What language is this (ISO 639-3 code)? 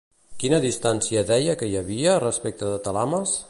cat